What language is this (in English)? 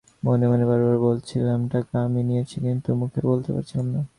Bangla